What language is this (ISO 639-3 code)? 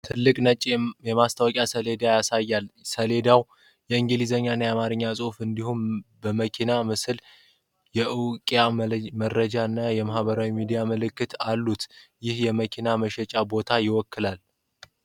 amh